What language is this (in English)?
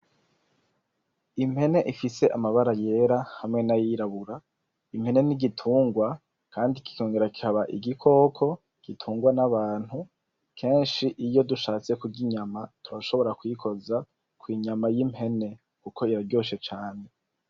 Rundi